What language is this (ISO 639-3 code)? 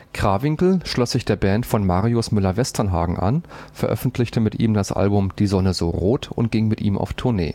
deu